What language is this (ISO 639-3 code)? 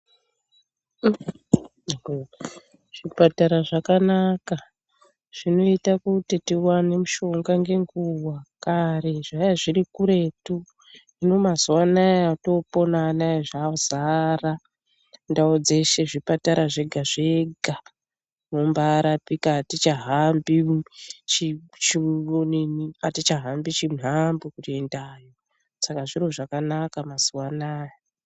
ndc